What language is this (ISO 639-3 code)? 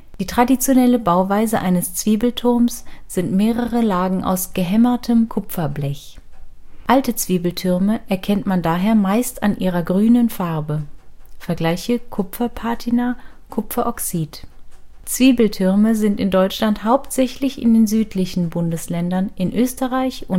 deu